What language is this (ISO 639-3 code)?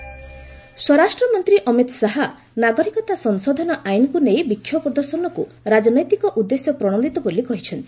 ori